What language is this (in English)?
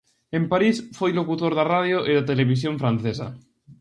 Galician